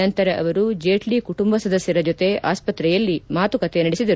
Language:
Kannada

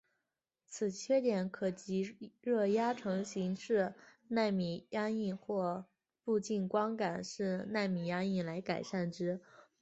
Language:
Chinese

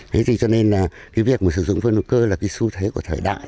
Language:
Vietnamese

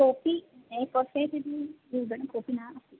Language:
Sanskrit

